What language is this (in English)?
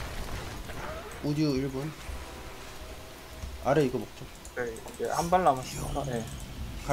Korean